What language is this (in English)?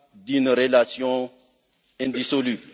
French